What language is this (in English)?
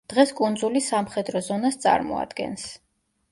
Georgian